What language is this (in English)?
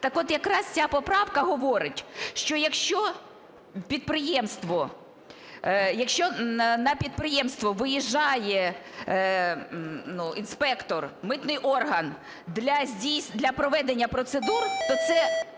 Ukrainian